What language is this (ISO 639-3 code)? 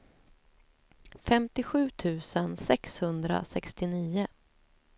swe